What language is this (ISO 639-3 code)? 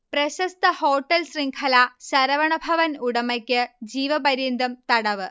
mal